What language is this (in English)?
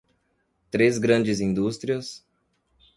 Portuguese